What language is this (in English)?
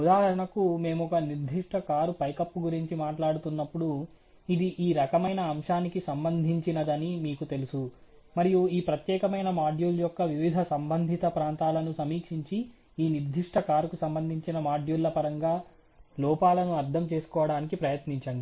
Telugu